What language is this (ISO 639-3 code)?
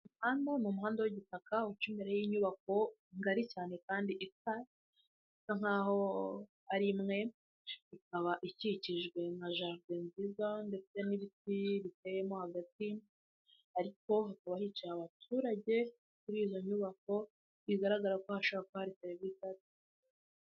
kin